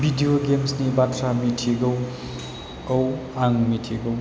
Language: Bodo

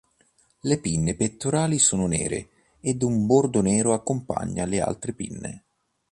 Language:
Italian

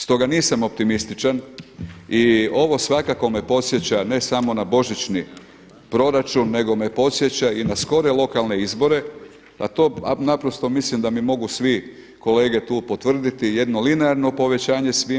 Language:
Croatian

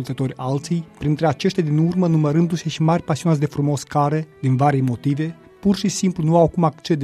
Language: Romanian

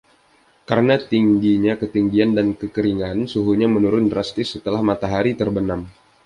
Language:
Indonesian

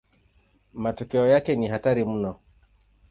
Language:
Swahili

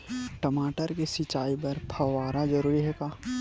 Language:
Chhattisgarhi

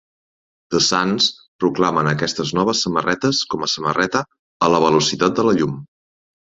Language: Catalan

